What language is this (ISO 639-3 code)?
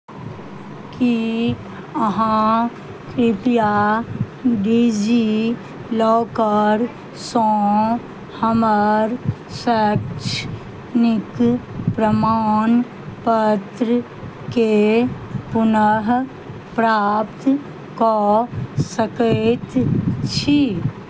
mai